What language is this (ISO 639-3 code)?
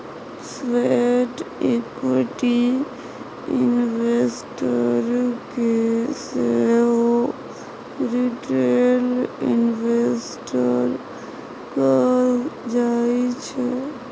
mai